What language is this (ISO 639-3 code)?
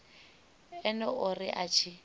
ven